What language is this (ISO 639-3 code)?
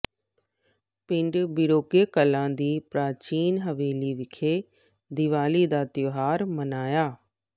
pan